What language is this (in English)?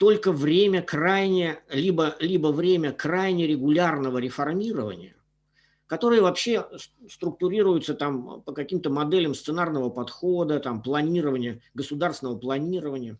Russian